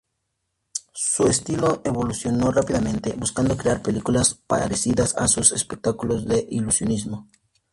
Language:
Spanish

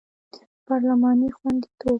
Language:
Pashto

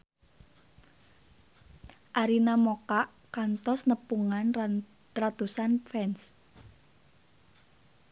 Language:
Sundanese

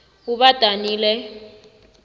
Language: South Ndebele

